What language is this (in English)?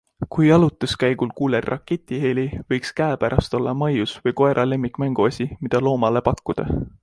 Estonian